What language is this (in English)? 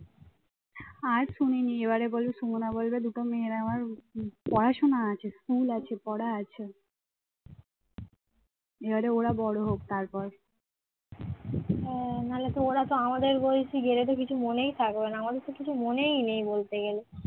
Bangla